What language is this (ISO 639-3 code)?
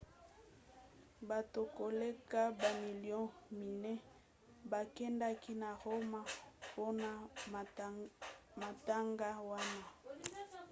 lin